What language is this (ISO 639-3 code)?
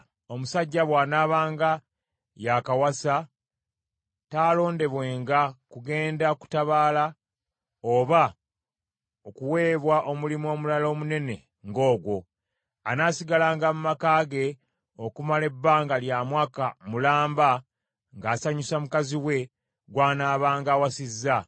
lug